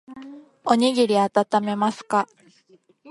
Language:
Japanese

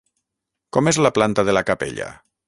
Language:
Catalan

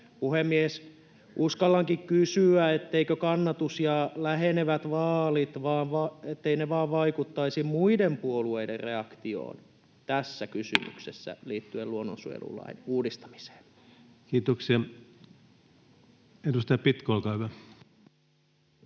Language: Finnish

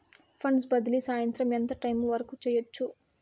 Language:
Telugu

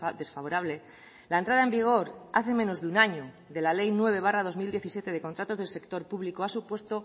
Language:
Spanish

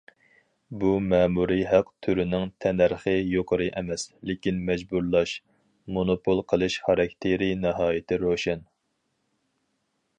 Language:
Uyghur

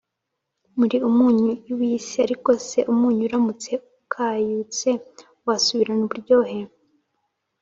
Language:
Kinyarwanda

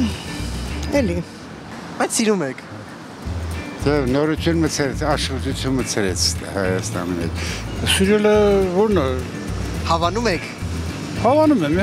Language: Turkish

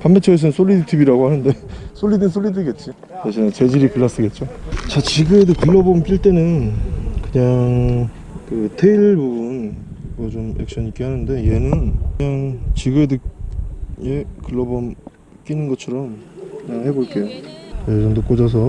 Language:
Korean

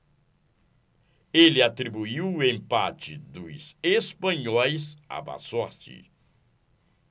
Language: Portuguese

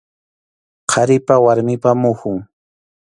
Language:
Arequipa-La Unión Quechua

